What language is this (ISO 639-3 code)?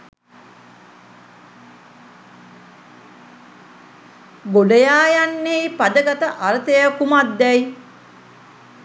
sin